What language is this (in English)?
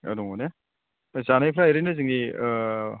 Bodo